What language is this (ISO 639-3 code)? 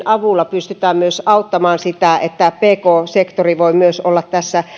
fin